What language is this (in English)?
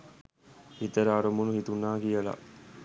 Sinhala